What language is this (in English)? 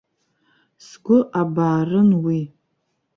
Abkhazian